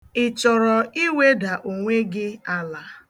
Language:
Igbo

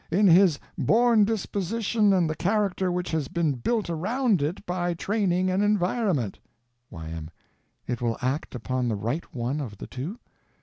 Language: English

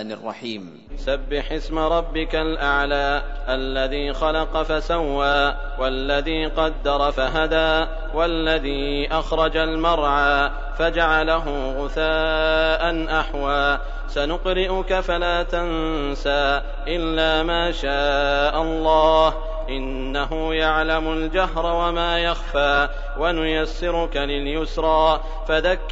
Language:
Arabic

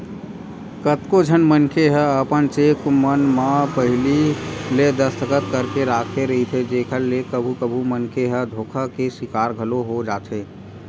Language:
Chhattisgarhi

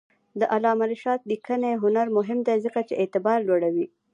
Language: Pashto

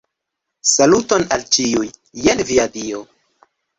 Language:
Esperanto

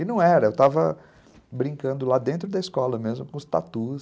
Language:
Portuguese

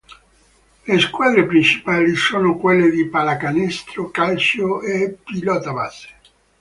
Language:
Italian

